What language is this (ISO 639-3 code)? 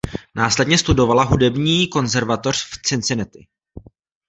ces